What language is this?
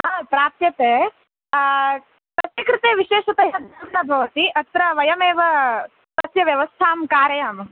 Sanskrit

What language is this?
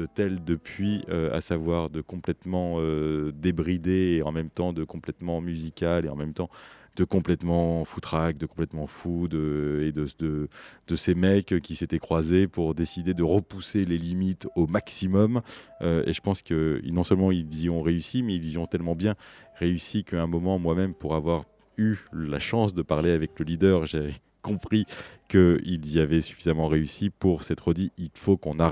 French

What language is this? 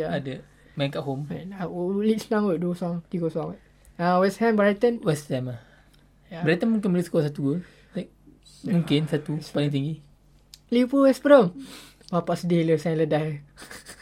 Malay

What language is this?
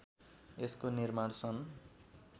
Nepali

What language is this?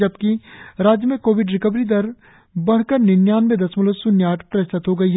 Hindi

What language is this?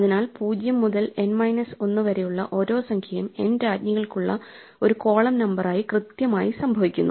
Malayalam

